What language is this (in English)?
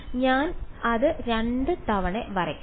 Malayalam